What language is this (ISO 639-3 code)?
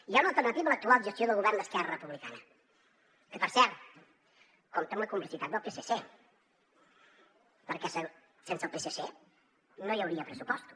cat